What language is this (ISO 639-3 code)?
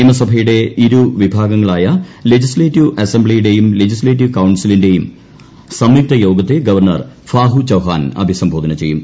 mal